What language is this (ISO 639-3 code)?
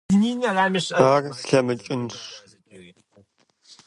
kbd